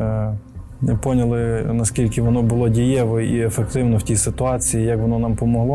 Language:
Ukrainian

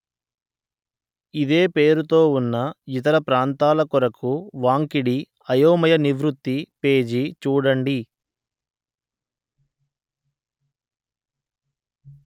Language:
Telugu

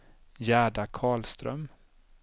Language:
Swedish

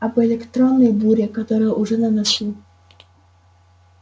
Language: Russian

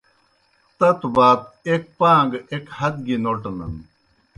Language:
Kohistani Shina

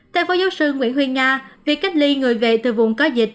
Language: Vietnamese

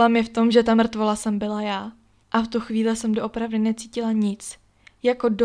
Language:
Czech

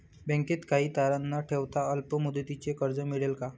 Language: Marathi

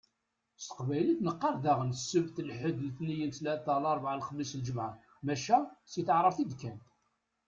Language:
Kabyle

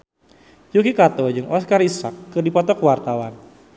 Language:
Sundanese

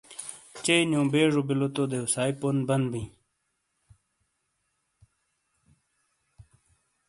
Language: Shina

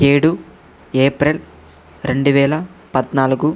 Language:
Telugu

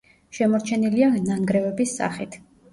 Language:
Georgian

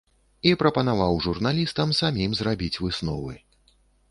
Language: Belarusian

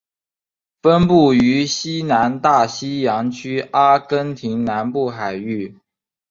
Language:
Chinese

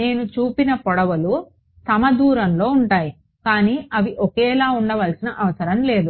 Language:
Telugu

